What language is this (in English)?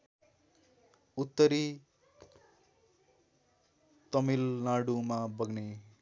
Nepali